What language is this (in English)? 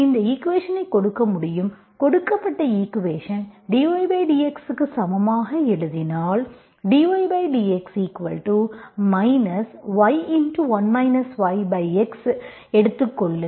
Tamil